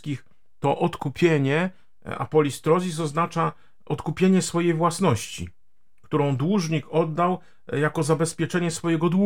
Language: Polish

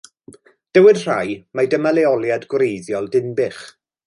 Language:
Welsh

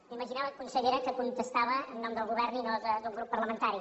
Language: Catalan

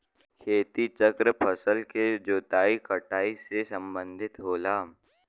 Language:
Bhojpuri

